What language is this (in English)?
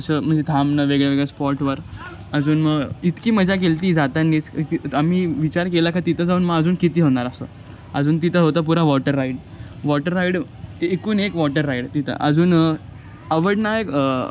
Marathi